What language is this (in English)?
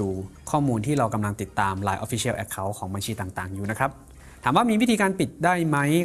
Thai